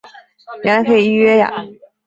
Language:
Chinese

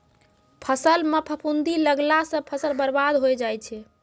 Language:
Maithili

